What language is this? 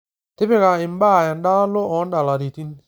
Masai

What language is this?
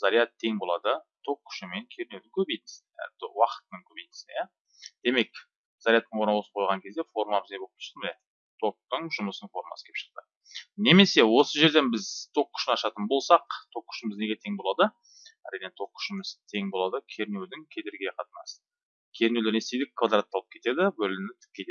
Russian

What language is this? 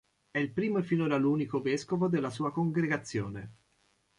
Italian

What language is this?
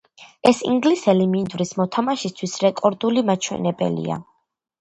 Georgian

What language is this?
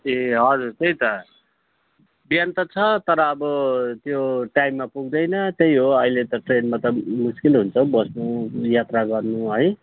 Nepali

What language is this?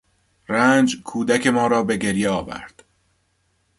Persian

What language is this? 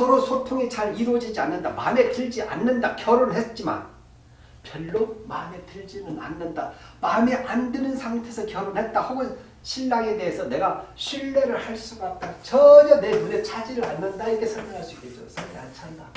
Korean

